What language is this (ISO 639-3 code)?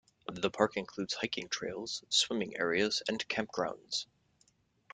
eng